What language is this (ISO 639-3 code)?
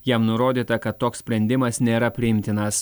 lit